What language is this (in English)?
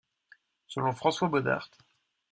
French